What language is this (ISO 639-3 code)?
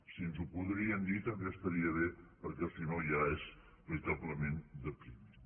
cat